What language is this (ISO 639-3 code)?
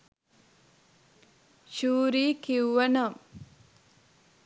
sin